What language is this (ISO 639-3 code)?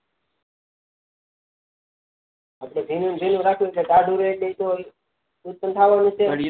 guj